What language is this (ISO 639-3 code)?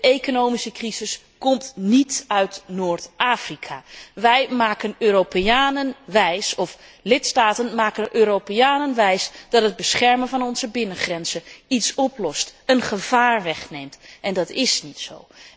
nld